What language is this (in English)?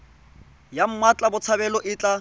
Tswana